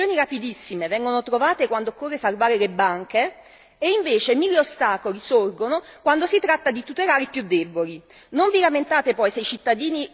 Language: Italian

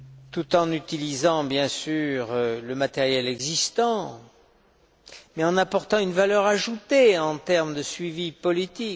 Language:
French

